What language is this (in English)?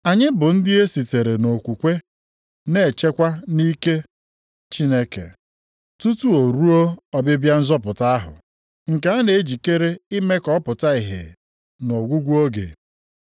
Igbo